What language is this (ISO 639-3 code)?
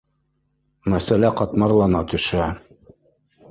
bak